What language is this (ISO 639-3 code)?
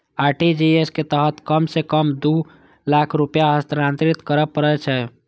mai